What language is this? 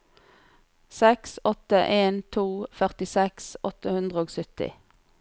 Norwegian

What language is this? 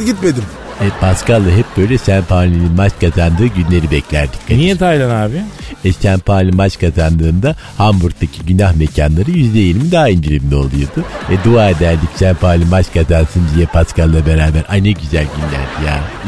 Turkish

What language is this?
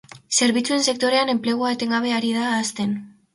Basque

